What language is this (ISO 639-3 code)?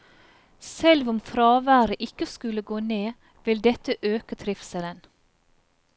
nor